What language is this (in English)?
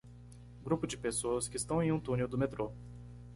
Portuguese